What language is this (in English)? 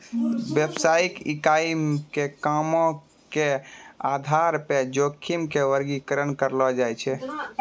Maithili